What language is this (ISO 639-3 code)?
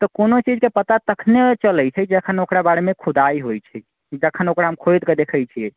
mai